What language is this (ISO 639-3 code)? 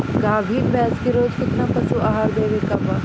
bho